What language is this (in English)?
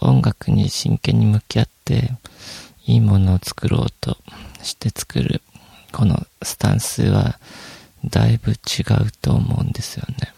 Japanese